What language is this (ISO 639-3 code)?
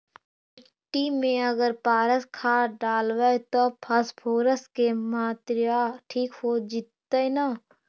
mag